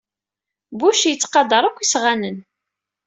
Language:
Kabyle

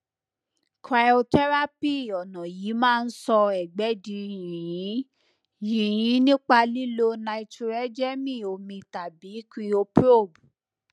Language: Yoruba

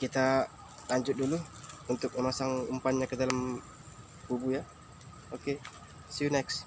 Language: Indonesian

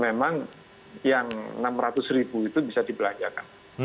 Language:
Indonesian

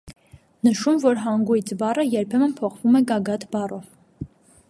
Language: Armenian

